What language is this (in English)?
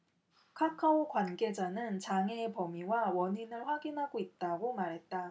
Korean